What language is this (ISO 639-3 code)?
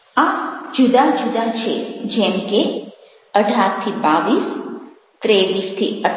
guj